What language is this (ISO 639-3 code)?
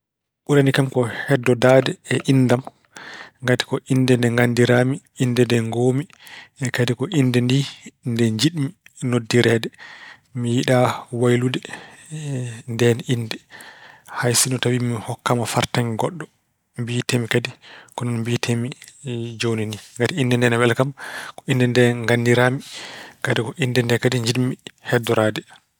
ful